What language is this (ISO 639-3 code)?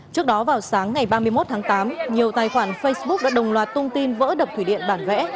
vie